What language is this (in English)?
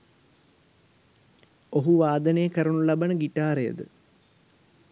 Sinhala